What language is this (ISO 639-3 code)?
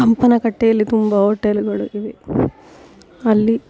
kan